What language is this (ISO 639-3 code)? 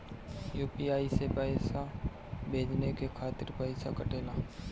bho